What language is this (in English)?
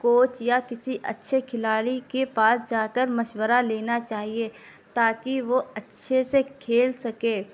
Urdu